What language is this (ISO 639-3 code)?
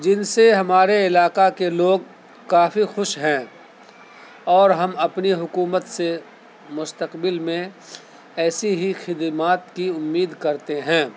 urd